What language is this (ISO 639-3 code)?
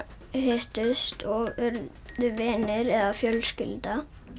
isl